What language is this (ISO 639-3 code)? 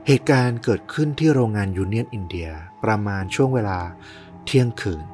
tha